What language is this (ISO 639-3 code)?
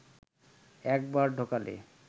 ben